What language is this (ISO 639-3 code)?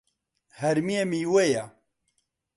ckb